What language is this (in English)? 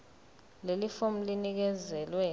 Zulu